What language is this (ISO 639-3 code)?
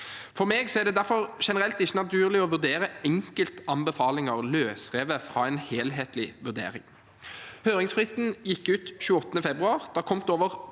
nor